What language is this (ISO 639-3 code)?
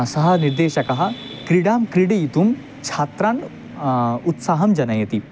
san